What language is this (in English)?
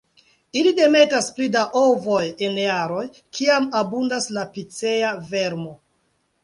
Esperanto